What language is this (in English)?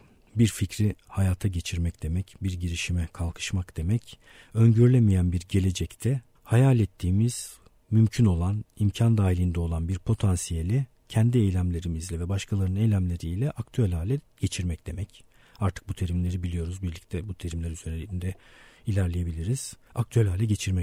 Turkish